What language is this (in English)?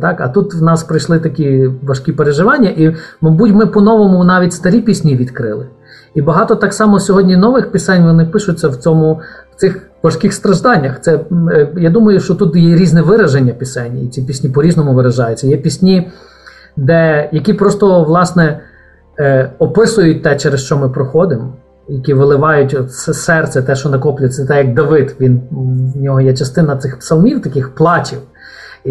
Ukrainian